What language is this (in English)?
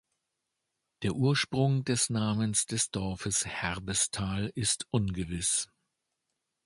German